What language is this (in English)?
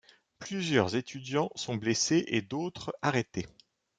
French